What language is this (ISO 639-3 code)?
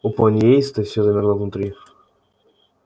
rus